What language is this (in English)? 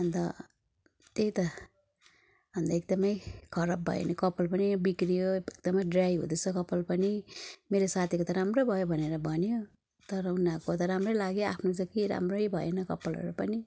Nepali